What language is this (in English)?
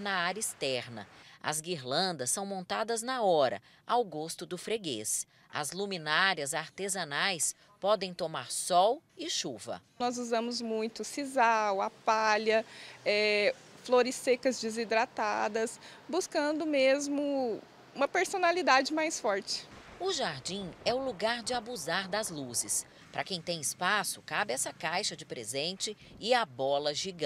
Portuguese